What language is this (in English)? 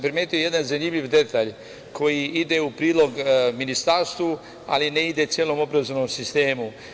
Serbian